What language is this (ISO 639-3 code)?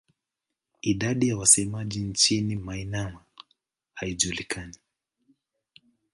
swa